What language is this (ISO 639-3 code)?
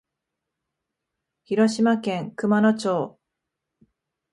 jpn